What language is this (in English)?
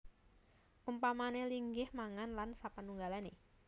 Javanese